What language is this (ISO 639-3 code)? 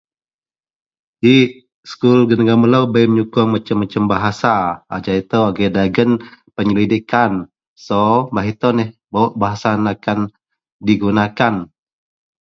mel